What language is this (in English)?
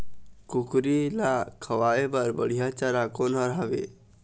Chhattisgarhi